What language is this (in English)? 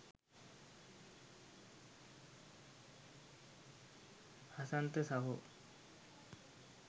Sinhala